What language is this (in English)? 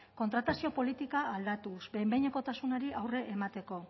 Basque